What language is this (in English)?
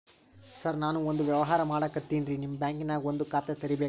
Kannada